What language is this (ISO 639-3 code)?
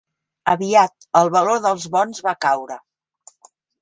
cat